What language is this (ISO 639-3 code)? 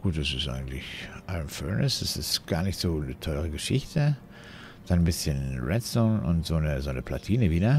deu